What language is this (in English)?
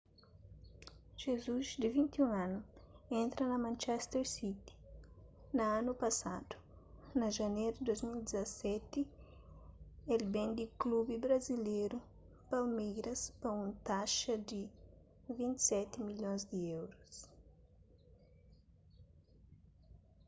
Kabuverdianu